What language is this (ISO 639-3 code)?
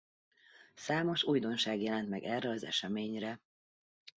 hun